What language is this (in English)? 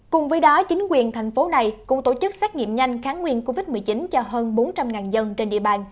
Vietnamese